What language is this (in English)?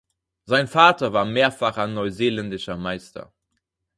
German